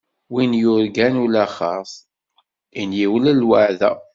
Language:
Kabyle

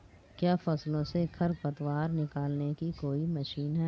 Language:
Hindi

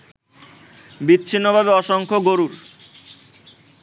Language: Bangla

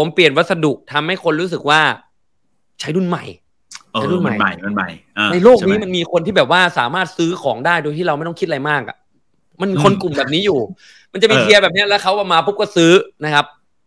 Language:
Thai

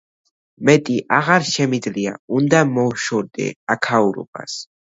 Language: Georgian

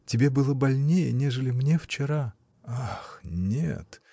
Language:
Russian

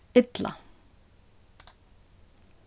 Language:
Faroese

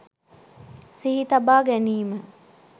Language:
Sinhala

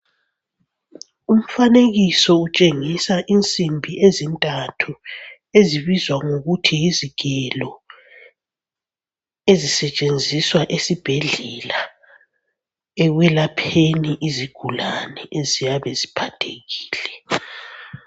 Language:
North Ndebele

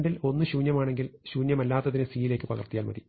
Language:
Malayalam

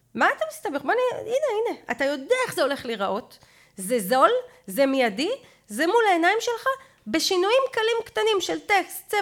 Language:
Hebrew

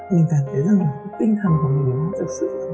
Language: Vietnamese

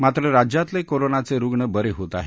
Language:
Marathi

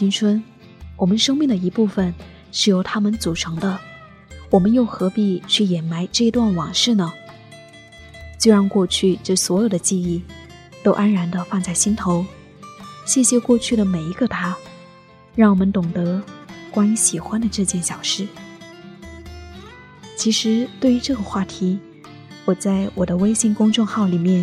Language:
Chinese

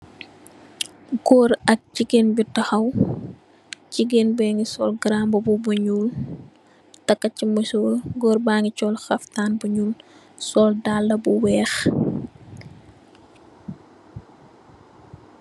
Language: Wolof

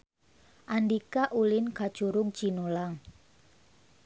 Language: Sundanese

